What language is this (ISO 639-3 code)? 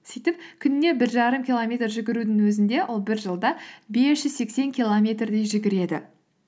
kaz